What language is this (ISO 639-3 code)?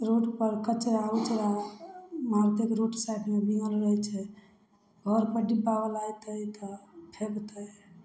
mai